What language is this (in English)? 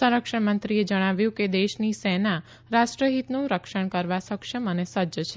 Gujarati